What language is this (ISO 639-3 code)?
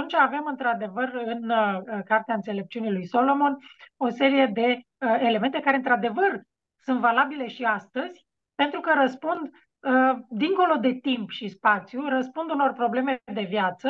ron